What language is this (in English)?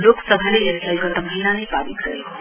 Nepali